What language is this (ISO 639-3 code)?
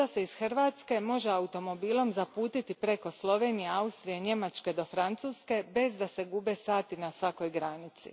hrv